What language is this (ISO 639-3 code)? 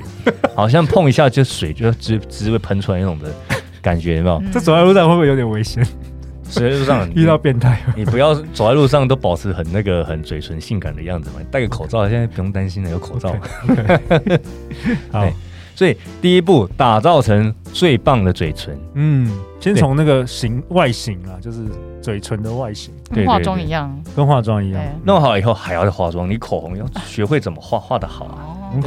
zho